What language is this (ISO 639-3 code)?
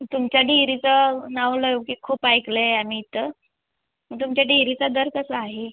mar